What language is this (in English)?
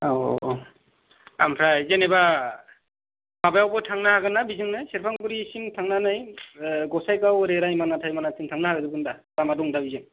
Bodo